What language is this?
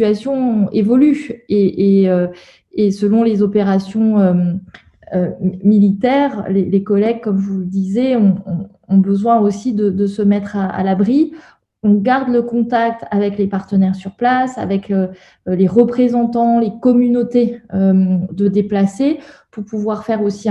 French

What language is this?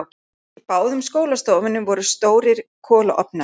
Icelandic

